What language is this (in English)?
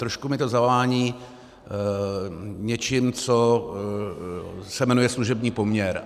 Czech